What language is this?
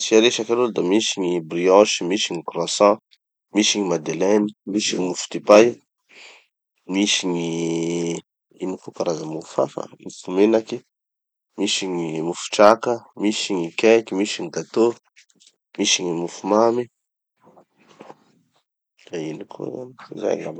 Tanosy Malagasy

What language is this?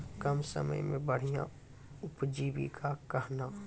Maithili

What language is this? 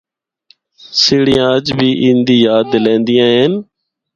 Northern Hindko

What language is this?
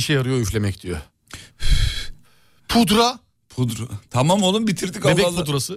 Turkish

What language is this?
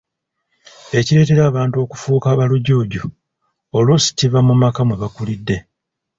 Ganda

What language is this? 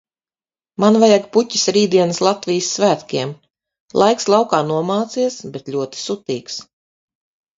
Latvian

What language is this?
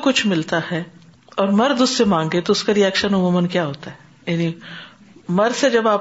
Urdu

